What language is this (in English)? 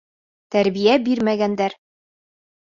Bashkir